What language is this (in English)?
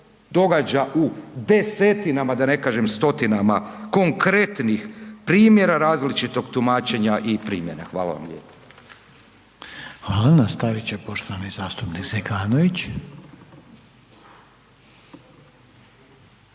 Croatian